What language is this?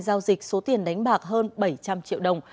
Vietnamese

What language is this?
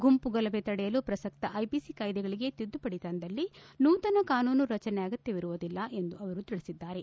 Kannada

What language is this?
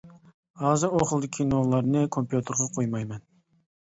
Uyghur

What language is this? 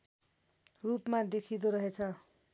Nepali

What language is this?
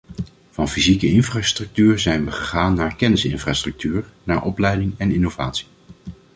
Dutch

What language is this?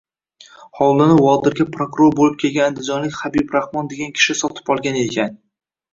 Uzbek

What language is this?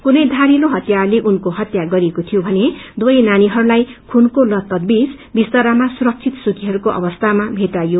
Nepali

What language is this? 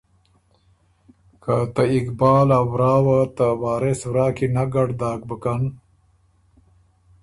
Ormuri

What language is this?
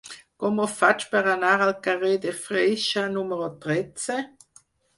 Catalan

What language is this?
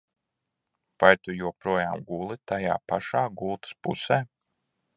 Latvian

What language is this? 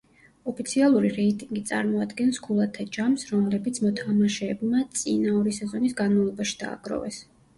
Georgian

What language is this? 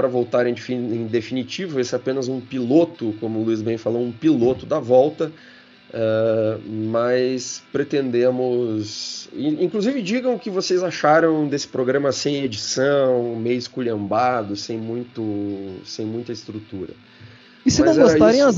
Portuguese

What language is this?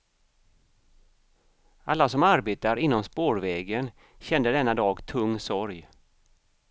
Swedish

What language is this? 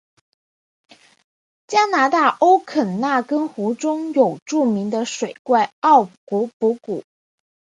Chinese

